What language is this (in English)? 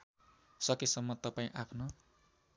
Nepali